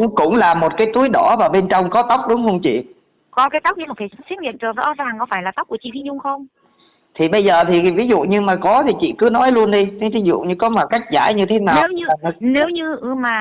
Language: Vietnamese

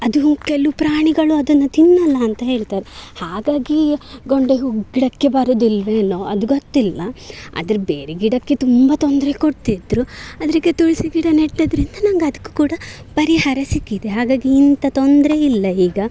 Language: Kannada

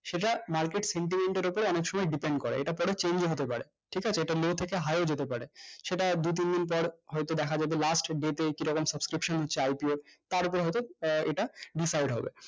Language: Bangla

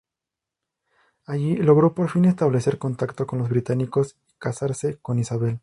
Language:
Spanish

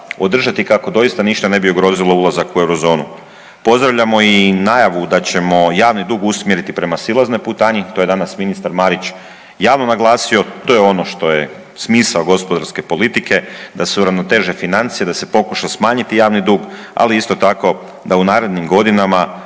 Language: Croatian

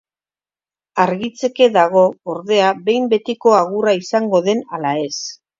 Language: Basque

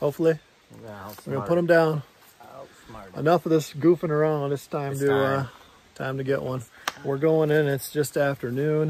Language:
English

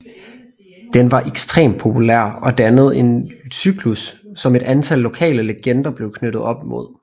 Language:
Danish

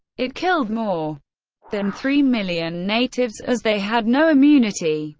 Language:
English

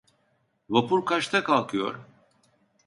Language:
Turkish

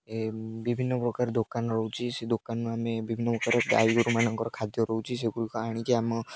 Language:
Odia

